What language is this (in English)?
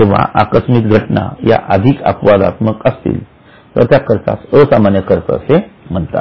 Marathi